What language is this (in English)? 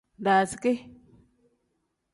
Tem